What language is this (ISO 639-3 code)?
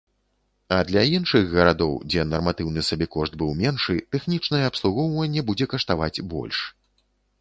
bel